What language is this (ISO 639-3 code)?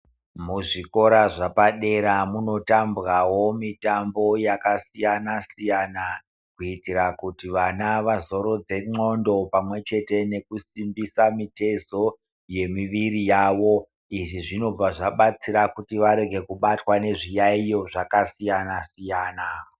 ndc